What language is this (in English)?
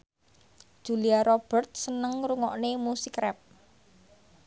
Javanese